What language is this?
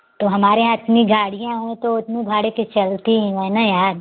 Hindi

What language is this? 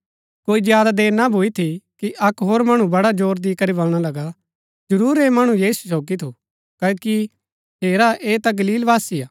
Gaddi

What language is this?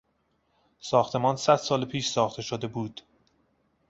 Persian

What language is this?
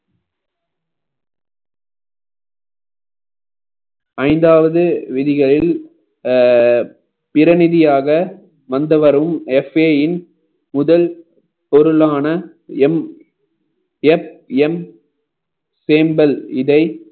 Tamil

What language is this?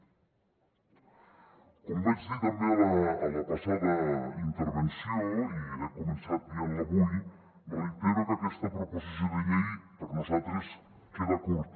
Catalan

